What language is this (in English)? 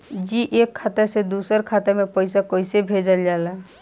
Bhojpuri